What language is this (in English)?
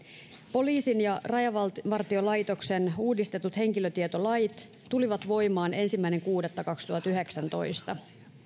Finnish